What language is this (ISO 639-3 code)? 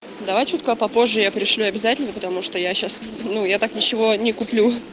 rus